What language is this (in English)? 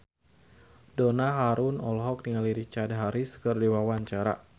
Sundanese